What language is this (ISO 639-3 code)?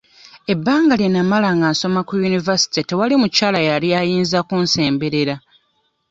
lug